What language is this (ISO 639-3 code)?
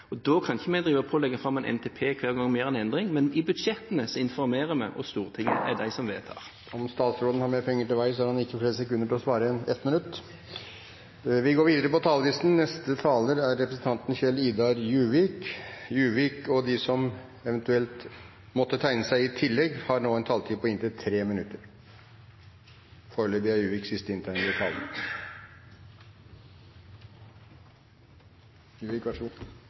nob